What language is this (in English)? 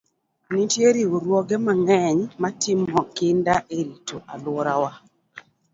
Luo (Kenya and Tanzania)